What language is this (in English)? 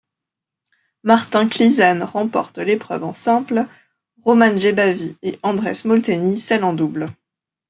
French